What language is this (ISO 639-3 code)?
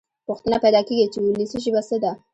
pus